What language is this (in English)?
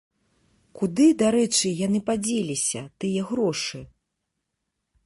Belarusian